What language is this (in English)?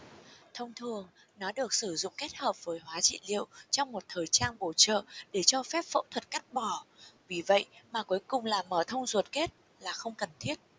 Vietnamese